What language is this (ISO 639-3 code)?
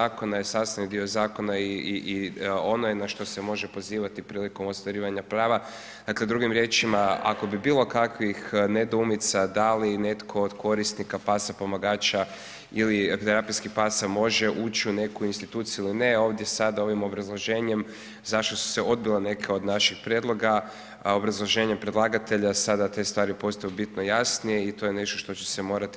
hrv